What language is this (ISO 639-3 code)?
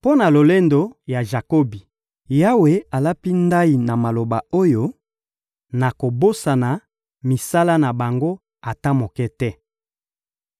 lin